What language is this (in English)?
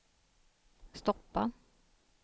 Swedish